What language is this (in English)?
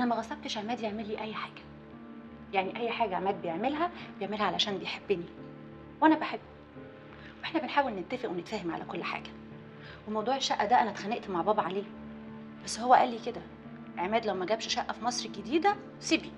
Arabic